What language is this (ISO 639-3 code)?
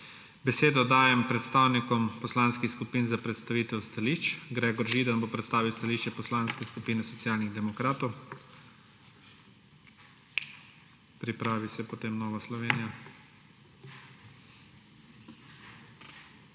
slv